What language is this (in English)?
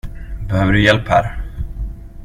Swedish